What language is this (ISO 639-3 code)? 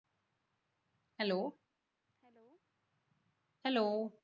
mar